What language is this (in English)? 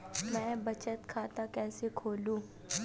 Hindi